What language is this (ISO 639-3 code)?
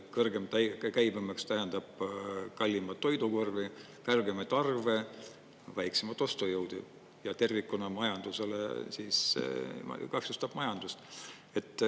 est